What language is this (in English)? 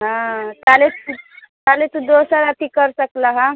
Maithili